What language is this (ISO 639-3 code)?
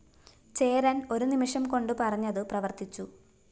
mal